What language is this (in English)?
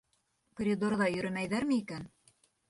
Bashkir